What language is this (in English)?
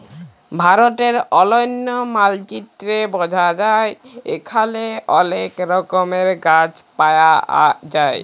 Bangla